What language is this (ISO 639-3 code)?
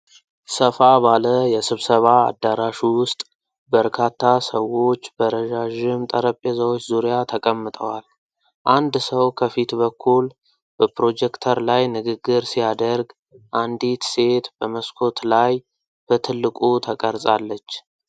amh